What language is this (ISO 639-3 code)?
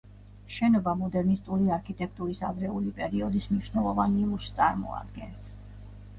kat